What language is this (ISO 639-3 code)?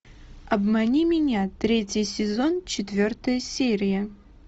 rus